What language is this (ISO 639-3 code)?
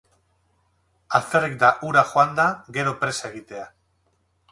eus